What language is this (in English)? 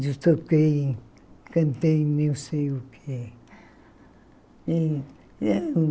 Portuguese